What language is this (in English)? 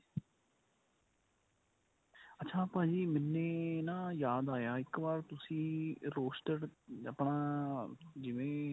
Punjabi